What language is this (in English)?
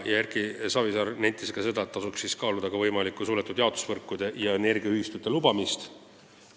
Estonian